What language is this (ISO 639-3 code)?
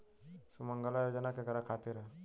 bho